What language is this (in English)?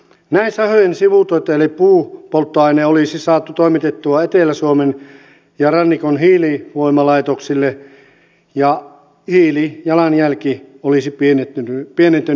Finnish